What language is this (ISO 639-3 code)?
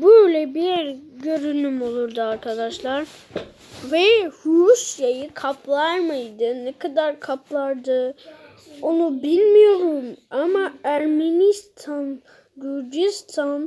tur